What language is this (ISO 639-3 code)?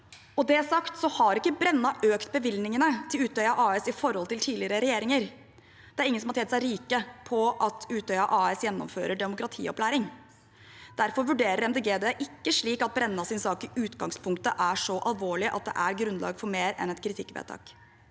nor